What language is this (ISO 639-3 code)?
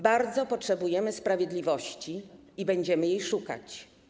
pol